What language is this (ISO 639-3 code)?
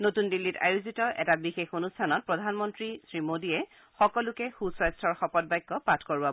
asm